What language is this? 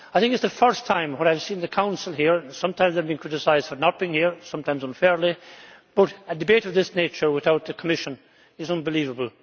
English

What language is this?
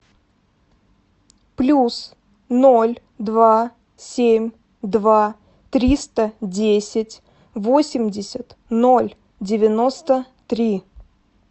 Russian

